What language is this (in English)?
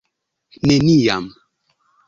Esperanto